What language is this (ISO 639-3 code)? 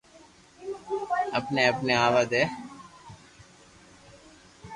lrk